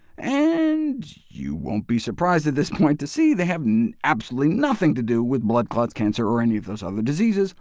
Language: English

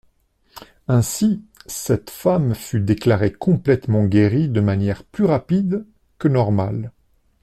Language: French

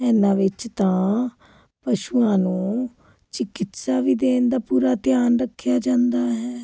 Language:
Punjabi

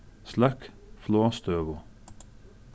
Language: Faroese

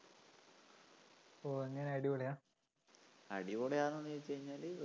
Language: Malayalam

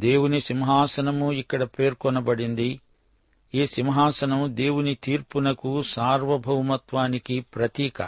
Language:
Telugu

